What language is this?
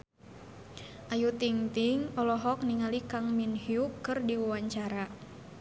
Sundanese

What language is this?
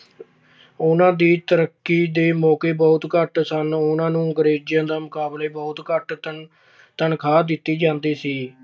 Punjabi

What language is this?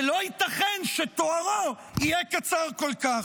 Hebrew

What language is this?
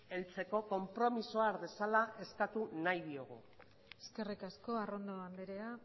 Basque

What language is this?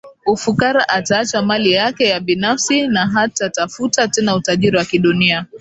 Swahili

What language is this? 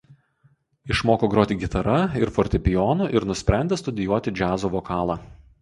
Lithuanian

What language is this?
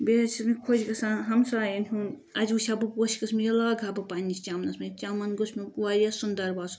Kashmiri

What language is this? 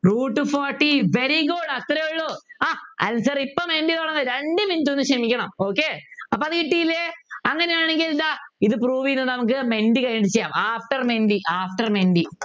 Malayalam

